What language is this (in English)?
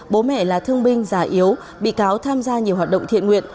Vietnamese